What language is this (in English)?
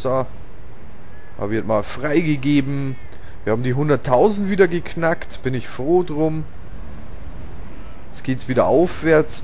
German